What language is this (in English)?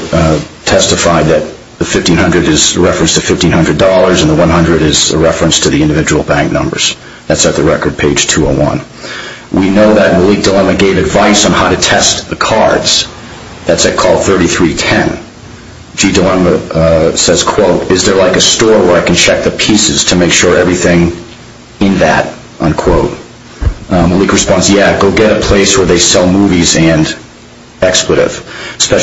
English